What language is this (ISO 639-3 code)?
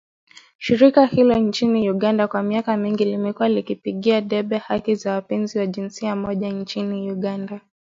swa